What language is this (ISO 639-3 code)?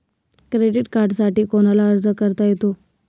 mar